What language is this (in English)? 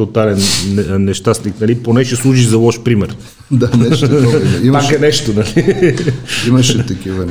Bulgarian